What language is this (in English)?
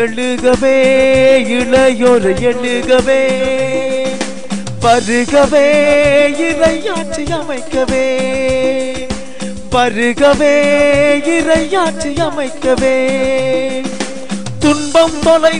Romanian